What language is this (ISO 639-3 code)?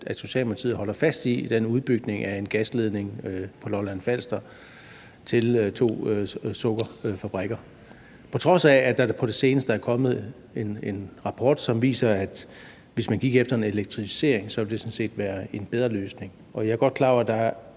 dan